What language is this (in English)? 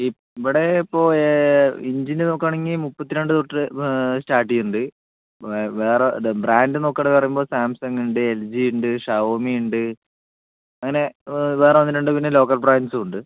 Malayalam